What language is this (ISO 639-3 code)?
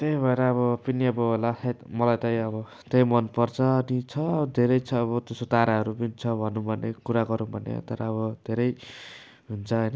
nep